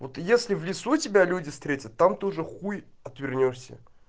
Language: Russian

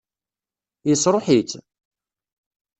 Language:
Kabyle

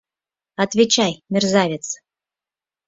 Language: Mari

